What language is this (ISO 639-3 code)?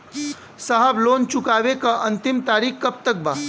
bho